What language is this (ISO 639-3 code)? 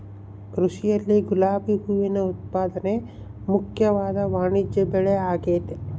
kan